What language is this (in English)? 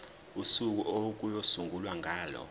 Zulu